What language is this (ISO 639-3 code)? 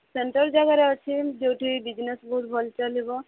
ori